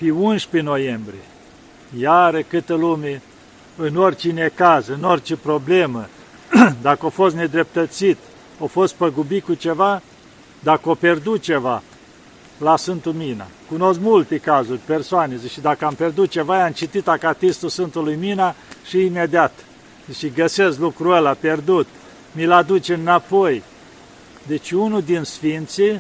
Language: Romanian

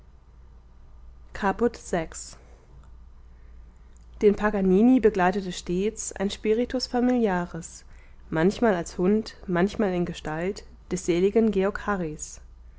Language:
German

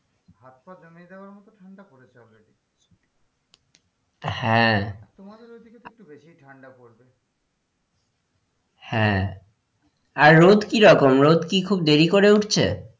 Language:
Bangla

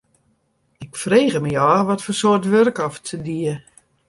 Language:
Western Frisian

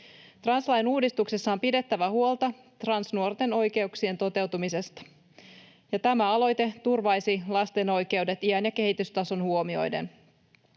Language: Finnish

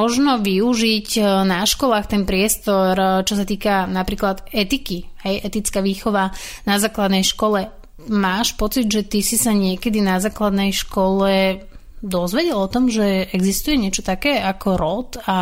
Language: Slovak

